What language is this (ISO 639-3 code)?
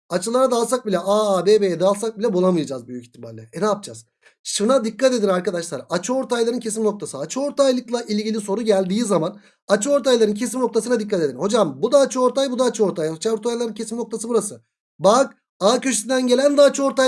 tur